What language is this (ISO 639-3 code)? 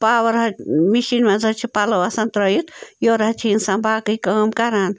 kas